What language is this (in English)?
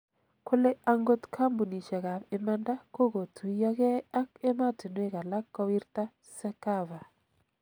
Kalenjin